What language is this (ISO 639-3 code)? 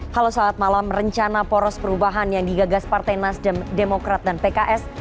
ind